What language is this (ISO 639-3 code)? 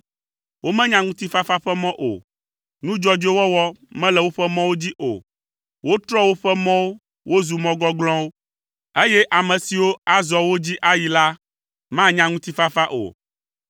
ewe